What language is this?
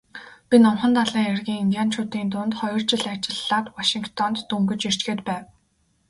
Mongolian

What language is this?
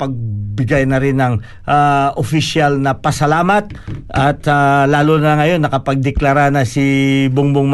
Filipino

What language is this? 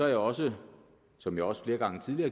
Danish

